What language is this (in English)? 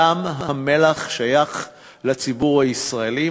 Hebrew